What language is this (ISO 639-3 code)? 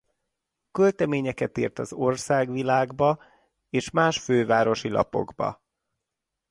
hun